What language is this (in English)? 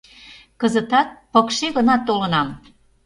Mari